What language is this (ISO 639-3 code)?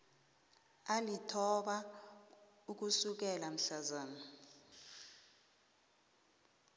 nbl